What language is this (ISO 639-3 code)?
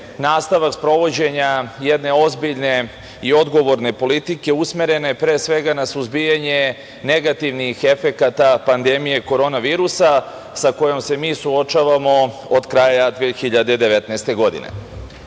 srp